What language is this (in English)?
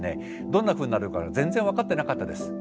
Japanese